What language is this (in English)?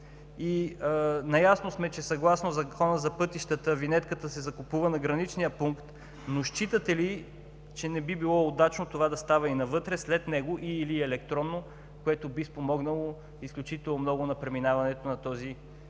Bulgarian